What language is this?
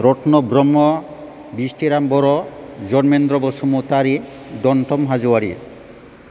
Bodo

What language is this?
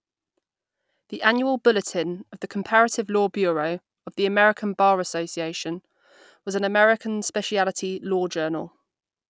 English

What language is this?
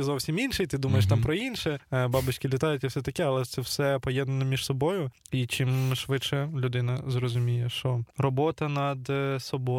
Ukrainian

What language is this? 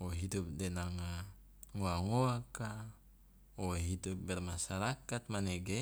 Loloda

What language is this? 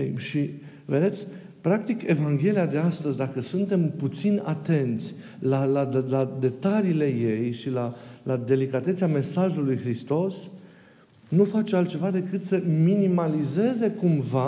Romanian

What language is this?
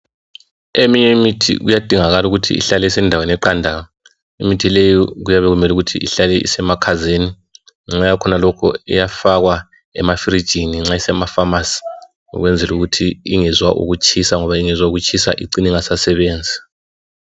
North Ndebele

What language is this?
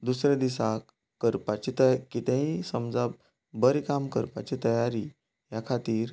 Konkani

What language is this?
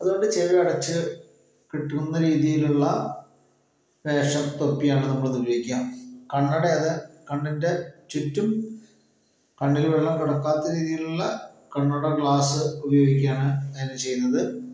Malayalam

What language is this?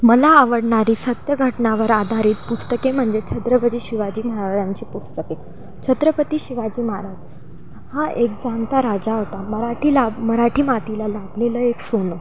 Marathi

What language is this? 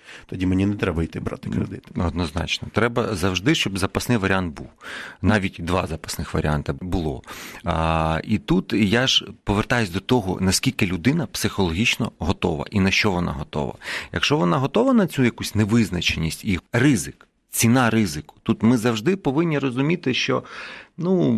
Ukrainian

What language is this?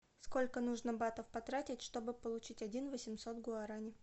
Russian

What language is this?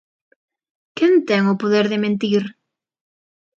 Galician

